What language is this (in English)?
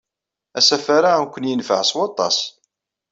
Kabyle